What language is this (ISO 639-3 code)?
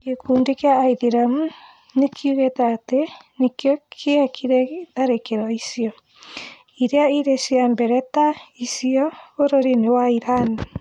kik